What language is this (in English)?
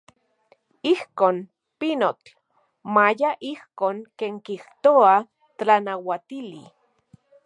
Central Puebla Nahuatl